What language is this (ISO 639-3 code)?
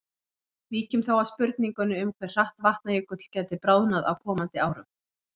isl